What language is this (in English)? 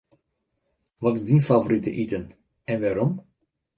Western Frisian